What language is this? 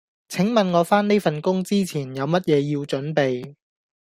Cantonese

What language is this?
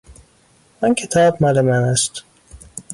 Persian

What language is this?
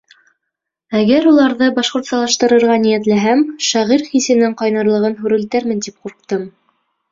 Bashkir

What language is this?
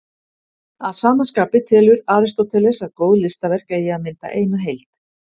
Icelandic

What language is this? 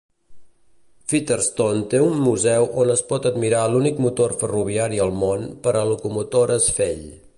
Catalan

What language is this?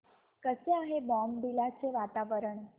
Marathi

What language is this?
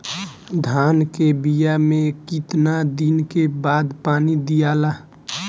Bhojpuri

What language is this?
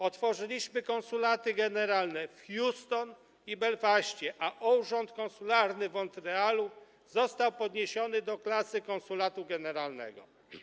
Polish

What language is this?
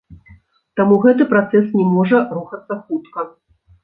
Belarusian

